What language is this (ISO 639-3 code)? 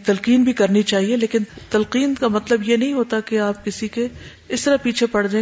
urd